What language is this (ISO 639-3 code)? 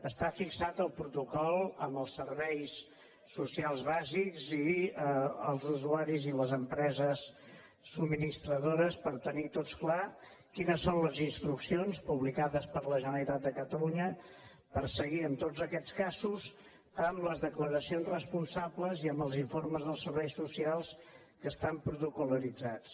cat